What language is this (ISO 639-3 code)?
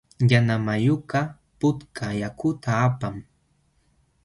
qxw